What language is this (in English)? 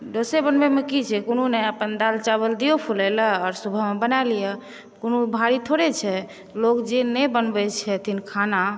Maithili